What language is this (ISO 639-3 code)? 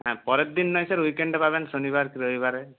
ben